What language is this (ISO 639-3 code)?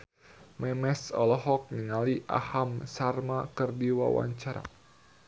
sun